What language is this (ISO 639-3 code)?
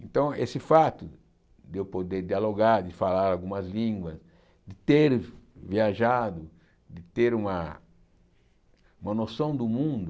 por